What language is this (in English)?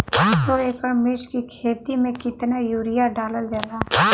Bhojpuri